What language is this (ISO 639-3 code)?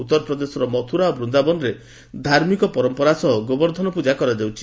ori